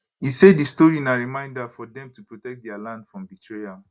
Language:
Nigerian Pidgin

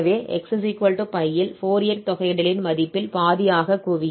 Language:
Tamil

